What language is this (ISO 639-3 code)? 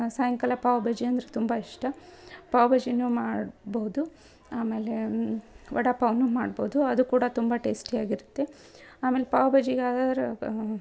kan